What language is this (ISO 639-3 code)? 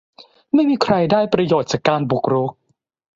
tha